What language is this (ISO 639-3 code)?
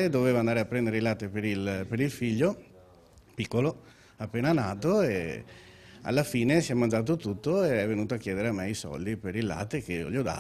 ita